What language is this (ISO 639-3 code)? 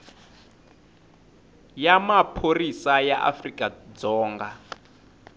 tso